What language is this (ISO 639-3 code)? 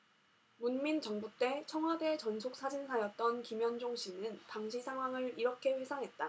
kor